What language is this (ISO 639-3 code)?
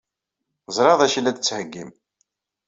kab